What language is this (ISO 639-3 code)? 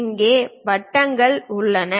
tam